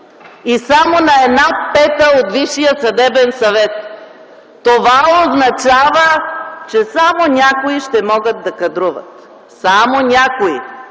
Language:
Bulgarian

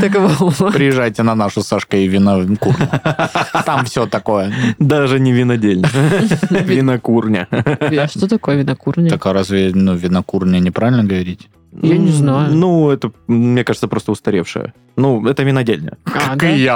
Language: Russian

